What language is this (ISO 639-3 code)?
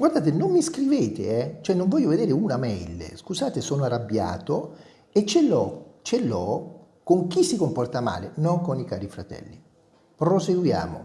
ita